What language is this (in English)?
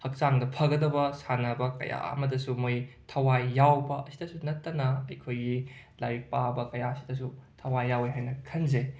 Manipuri